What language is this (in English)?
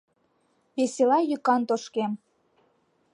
Mari